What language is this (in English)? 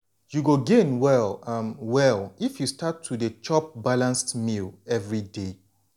Nigerian Pidgin